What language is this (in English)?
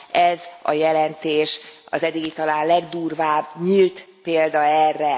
Hungarian